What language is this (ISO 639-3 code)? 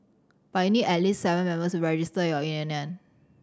eng